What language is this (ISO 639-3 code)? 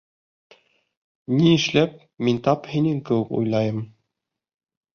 bak